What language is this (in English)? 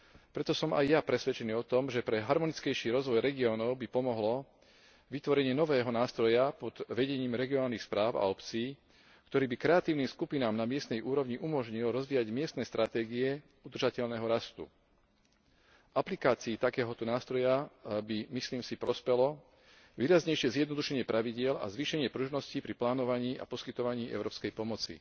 Slovak